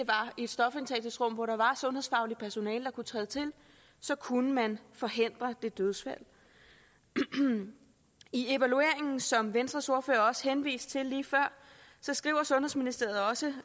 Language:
Danish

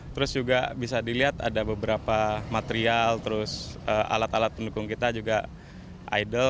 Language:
Indonesian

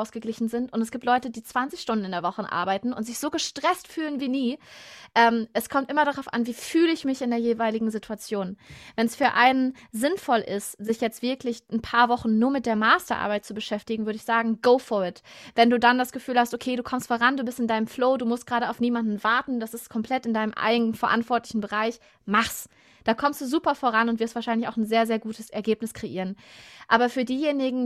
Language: German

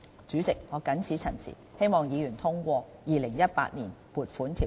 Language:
Cantonese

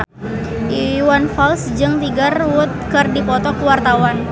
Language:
Sundanese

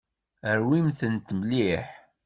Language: Kabyle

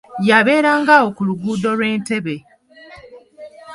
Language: Ganda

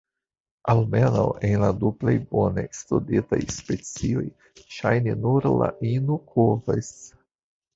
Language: Esperanto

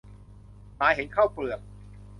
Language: Thai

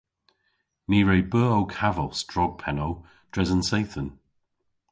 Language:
Cornish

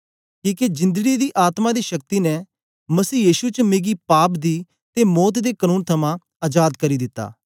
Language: Dogri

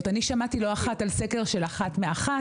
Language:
Hebrew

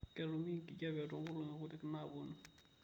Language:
Masai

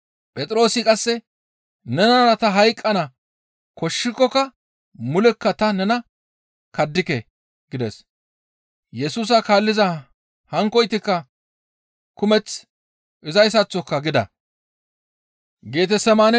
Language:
Gamo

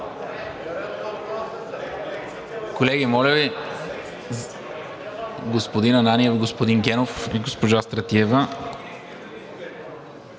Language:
Bulgarian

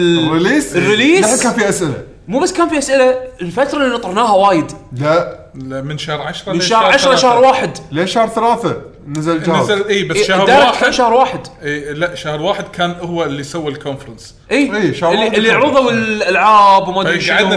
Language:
Arabic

